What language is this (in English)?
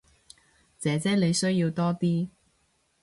Cantonese